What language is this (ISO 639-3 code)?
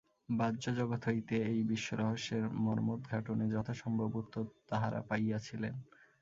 ben